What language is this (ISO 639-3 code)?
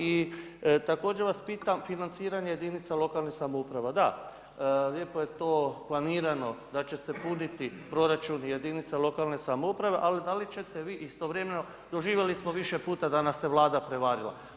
hrv